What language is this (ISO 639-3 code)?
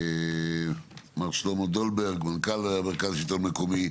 heb